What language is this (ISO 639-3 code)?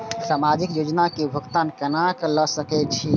mai